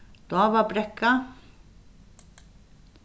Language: Faroese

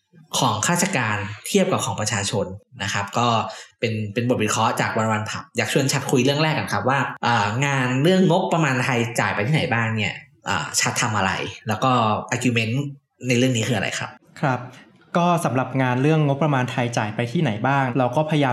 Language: Thai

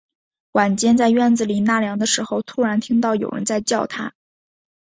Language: Chinese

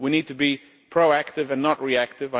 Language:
English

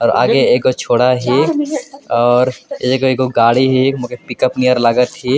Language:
Sadri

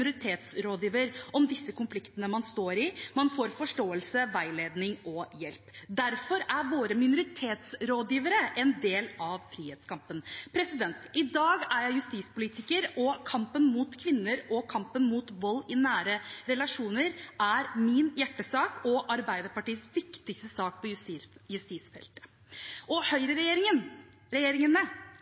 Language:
Norwegian Bokmål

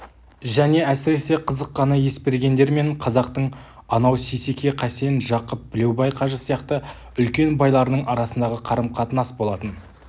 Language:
Kazakh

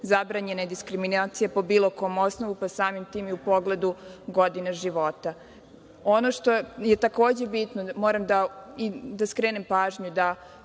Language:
Serbian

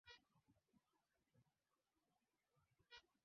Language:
Swahili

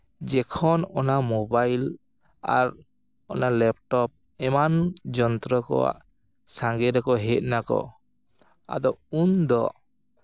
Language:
Santali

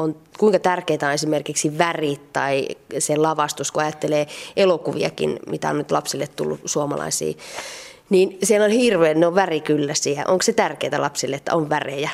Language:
Finnish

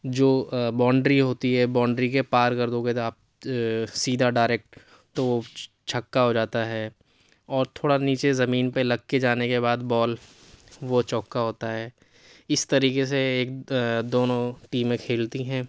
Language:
Urdu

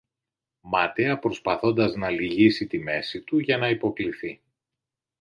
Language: Greek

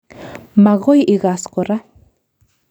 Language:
Kalenjin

